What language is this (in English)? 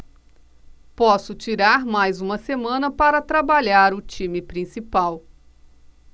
Portuguese